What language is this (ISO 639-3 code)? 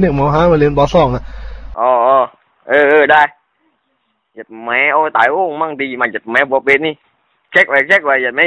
tha